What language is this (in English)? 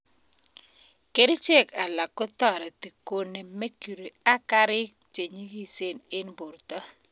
Kalenjin